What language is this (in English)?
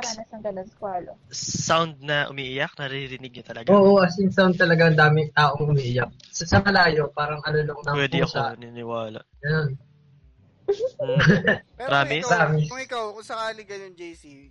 Filipino